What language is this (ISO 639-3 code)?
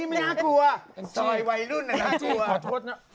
tha